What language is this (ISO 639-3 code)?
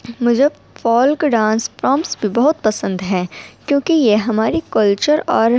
urd